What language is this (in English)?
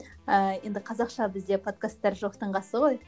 Kazakh